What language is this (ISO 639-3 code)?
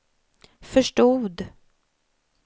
swe